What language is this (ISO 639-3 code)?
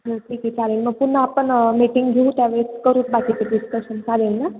mar